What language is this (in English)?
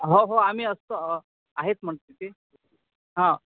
Marathi